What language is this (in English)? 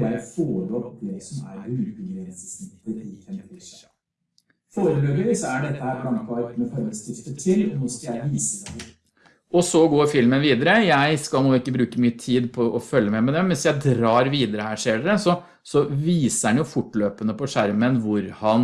Norwegian